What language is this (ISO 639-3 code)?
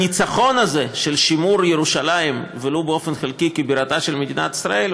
heb